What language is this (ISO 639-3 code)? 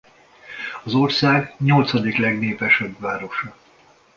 hun